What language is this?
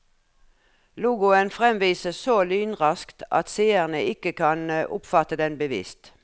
Norwegian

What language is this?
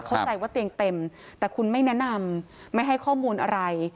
Thai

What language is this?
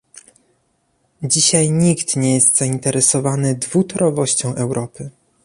Polish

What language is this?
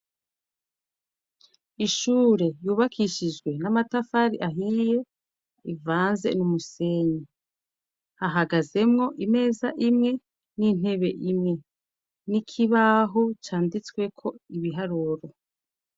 Rundi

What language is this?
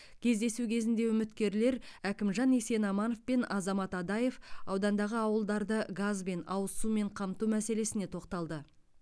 Kazakh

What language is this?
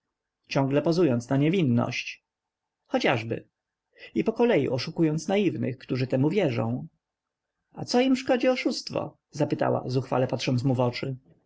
Polish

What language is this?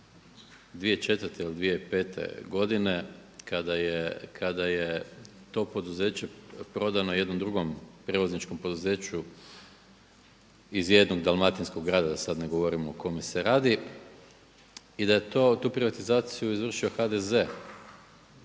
Croatian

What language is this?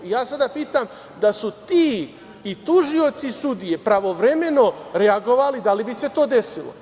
Serbian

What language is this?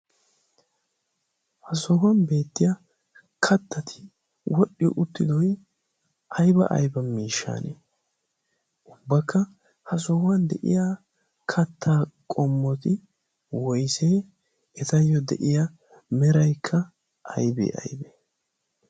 Wolaytta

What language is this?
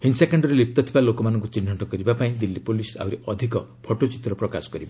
Odia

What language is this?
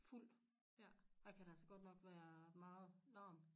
Danish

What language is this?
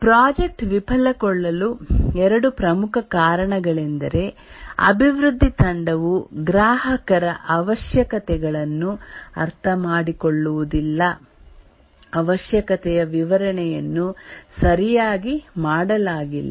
Kannada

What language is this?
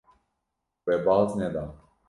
Kurdish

